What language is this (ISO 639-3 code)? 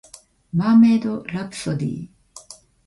jpn